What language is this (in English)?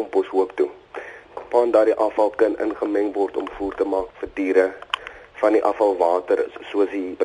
Dutch